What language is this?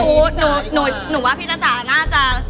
Thai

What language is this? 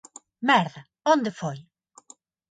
Galician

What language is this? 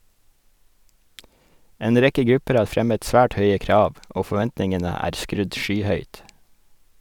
Norwegian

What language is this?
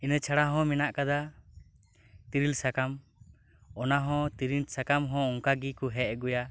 Santali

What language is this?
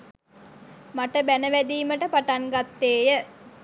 Sinhala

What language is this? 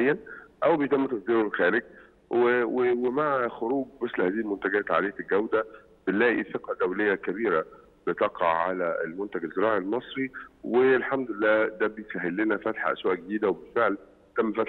Arabic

